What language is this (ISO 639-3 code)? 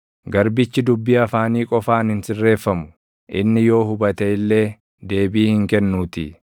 orm